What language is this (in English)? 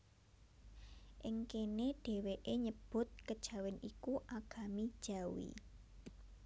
Javanese